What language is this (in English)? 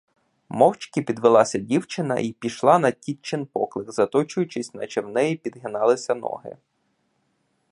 Ukrainian